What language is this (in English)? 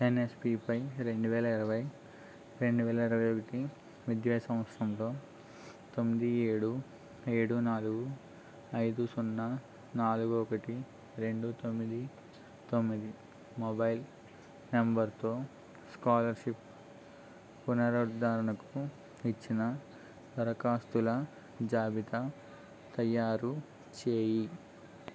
Telugu